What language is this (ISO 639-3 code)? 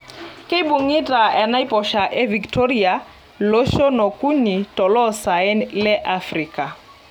mas